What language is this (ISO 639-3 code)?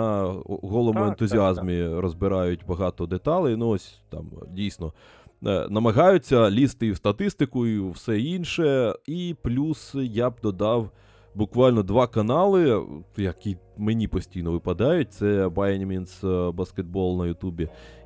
ukr